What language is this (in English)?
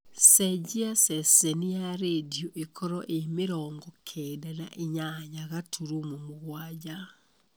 Kikuyu